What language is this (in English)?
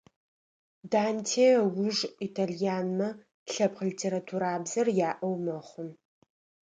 Adyghe